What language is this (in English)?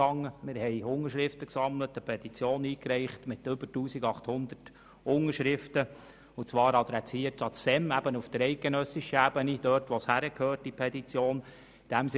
Swiss German